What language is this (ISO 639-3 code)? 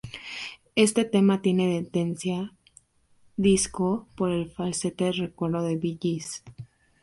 spa